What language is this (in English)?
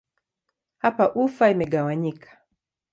Swahili